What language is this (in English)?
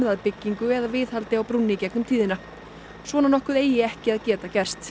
Icelandic